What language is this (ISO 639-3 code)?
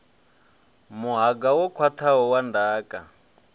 ven